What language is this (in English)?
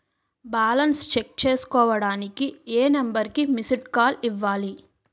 Telugu